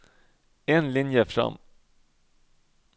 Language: Norwegian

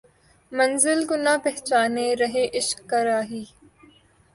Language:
Urdu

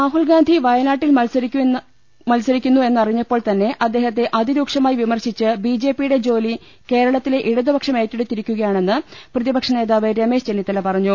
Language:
Malayalam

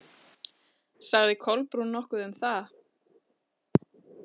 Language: Icelandic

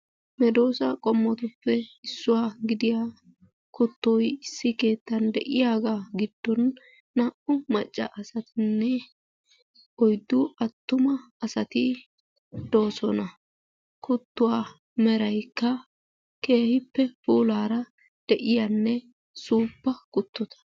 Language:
Wolaytta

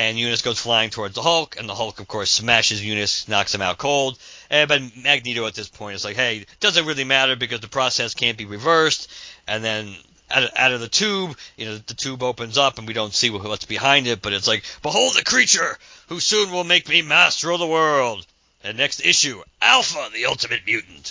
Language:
English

